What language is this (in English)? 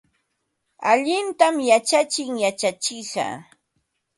Ambo-Pasco Quechua